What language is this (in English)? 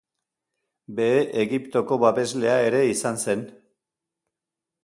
Basque